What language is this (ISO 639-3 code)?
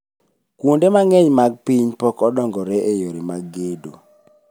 luo